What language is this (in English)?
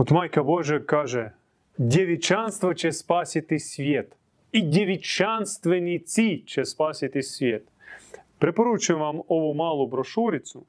Croatian